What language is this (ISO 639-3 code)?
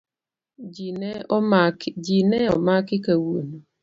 luo